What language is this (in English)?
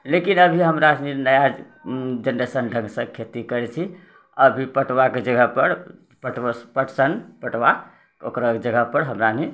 Maithili